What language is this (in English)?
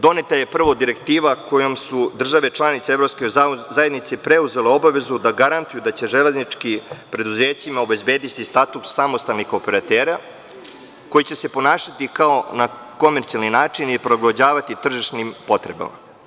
Serbian